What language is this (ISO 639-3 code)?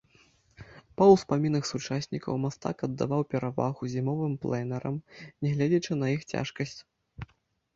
bel